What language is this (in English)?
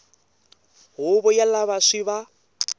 Tsonga